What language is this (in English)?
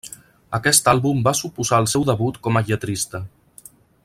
Catalan